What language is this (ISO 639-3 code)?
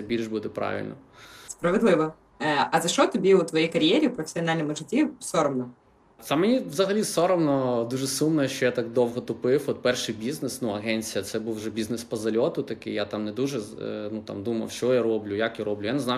ukr